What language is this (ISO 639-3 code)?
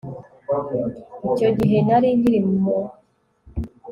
kin